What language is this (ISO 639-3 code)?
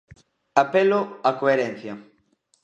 glg